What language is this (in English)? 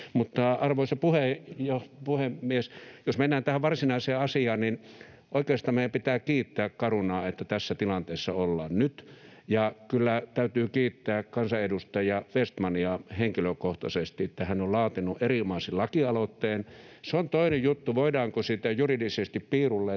Finnish